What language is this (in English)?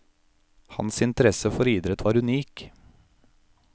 Norwegian